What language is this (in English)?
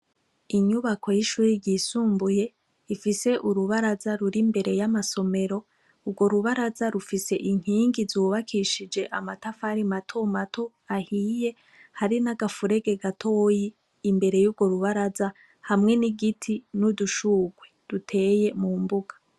Rundi